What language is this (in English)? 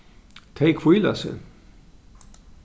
Faroese